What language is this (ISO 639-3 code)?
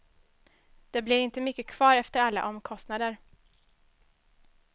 swe